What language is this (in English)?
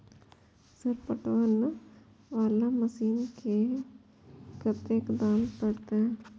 Maithili